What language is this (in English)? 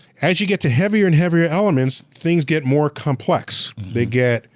English